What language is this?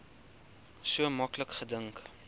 Afrikaans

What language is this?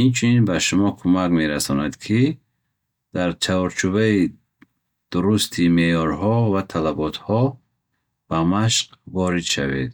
Bukharic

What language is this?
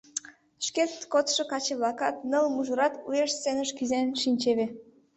Mari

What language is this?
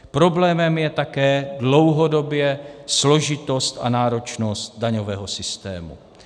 Czech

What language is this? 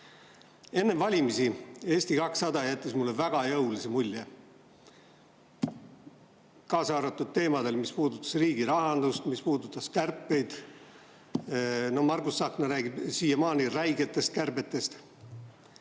Estonian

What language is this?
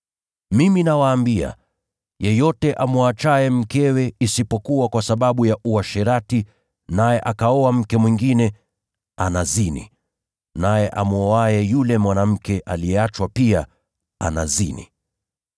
Swahili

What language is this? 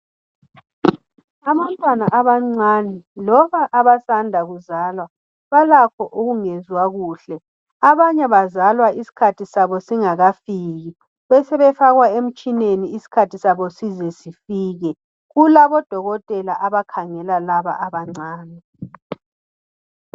North Ndebele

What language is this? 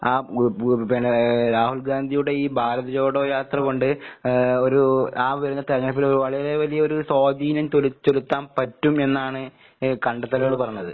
Malayalam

